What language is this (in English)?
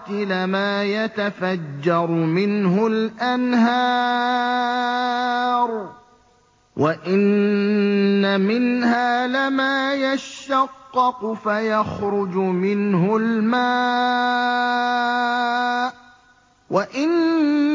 Arabic